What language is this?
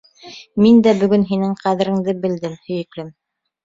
Bashkir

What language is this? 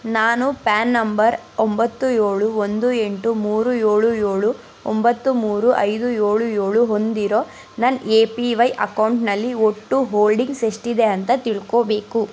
Kannada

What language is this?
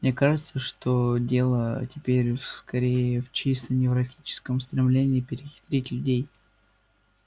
Russian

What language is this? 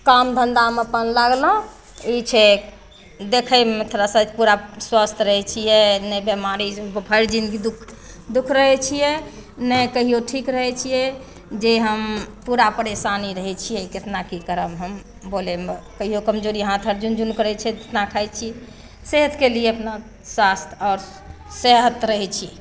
Maithili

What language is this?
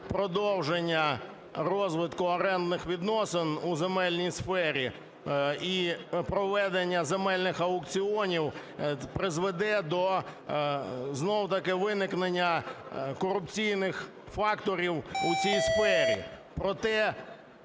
Ukrainian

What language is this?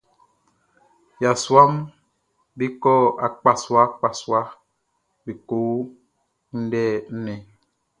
Baoulé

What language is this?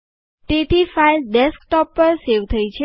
Gujarati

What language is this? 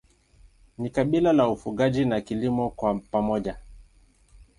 Swahili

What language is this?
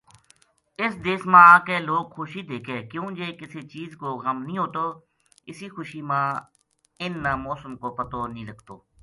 Gujari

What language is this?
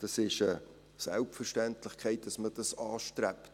Swiss German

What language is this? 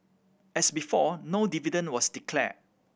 English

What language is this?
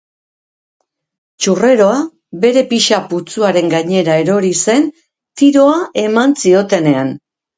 Basque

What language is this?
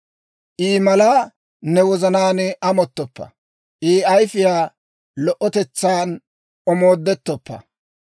Dawro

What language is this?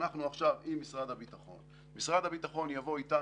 Hebrew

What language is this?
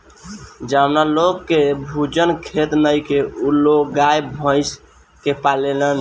Bhojpuri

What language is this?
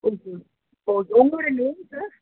Tamil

